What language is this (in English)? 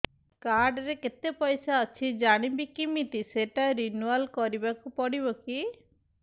Odia